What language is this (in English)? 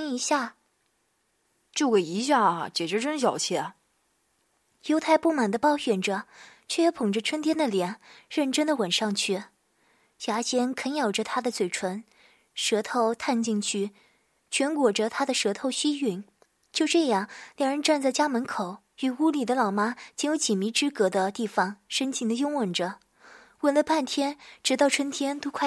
Chinese